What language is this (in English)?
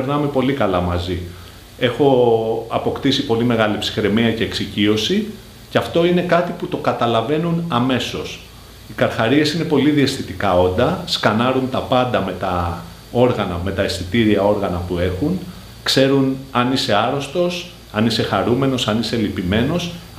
Greek